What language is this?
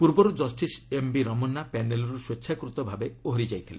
Odia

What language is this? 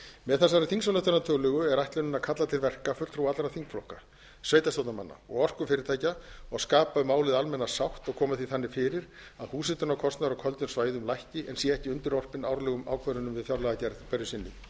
Icelandic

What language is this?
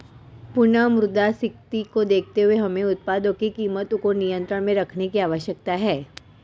Hindi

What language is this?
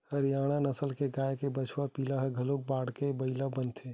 Chhattisgarhi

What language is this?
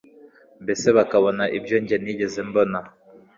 Kinyarwanda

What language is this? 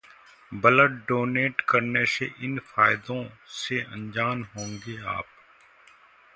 Hindi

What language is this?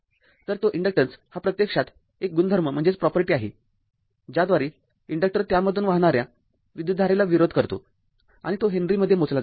Marathi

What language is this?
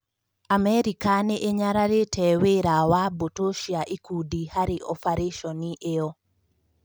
Kikuyu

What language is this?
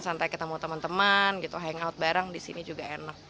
Indonesian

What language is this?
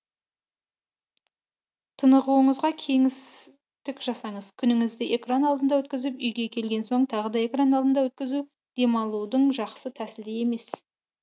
Kazakh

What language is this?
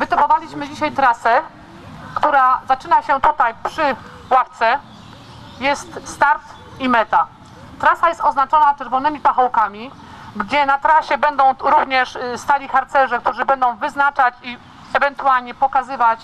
Polish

